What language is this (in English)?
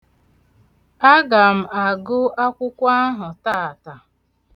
Igbo